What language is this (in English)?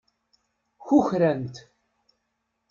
Kabyle